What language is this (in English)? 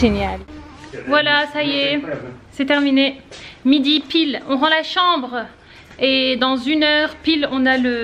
French